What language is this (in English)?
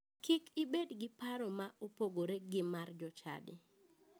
Luo (Kenya and Tanzania)